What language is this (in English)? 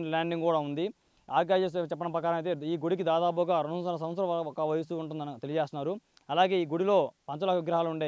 Telugu